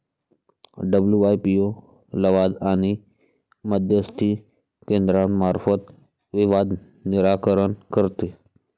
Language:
Marathi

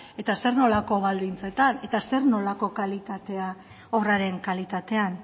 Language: Basque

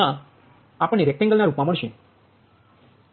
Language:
Gujarati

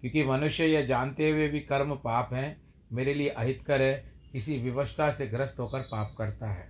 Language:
Hindi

